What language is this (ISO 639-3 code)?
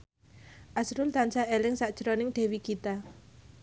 jav